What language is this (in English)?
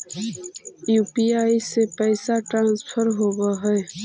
Magahi